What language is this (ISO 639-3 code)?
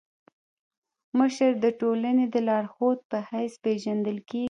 pus